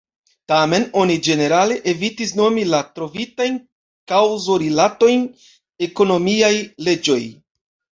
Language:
Esperanto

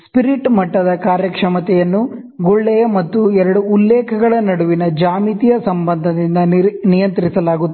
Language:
Kannada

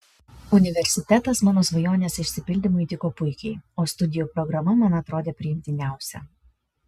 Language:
Lithuanian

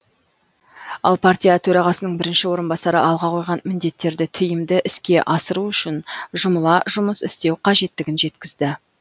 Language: Kazakh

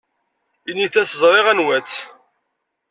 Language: Kabyle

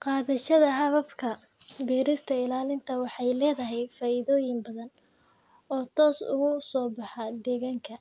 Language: Somali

